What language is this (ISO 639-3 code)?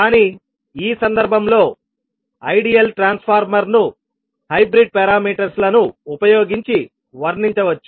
tel